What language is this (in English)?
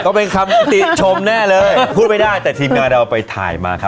Thai